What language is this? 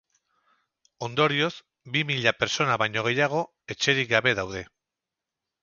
Basque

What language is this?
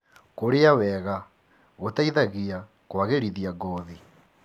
Kikuyu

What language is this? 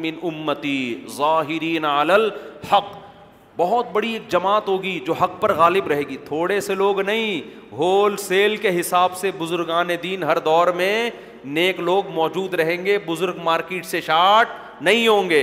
Urdu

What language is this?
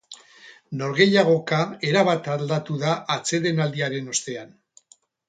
Basque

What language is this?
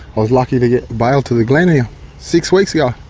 English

